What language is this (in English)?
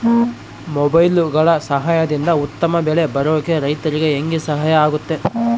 Kannada